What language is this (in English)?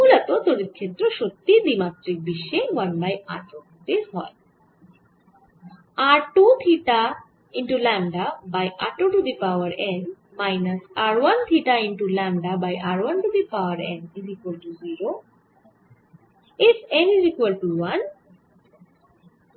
Bangla